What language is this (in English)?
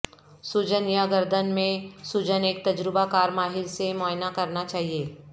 Urdu